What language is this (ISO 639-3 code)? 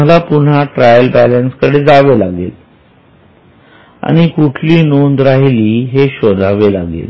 mar